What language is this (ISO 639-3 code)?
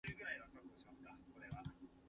nan